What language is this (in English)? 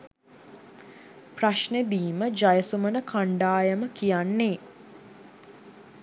Sinhala